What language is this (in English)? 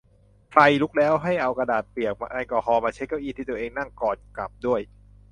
Thai